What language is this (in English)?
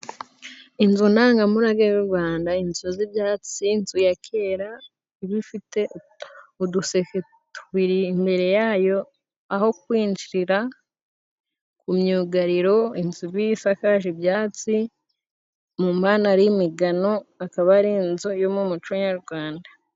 Kinyarwanda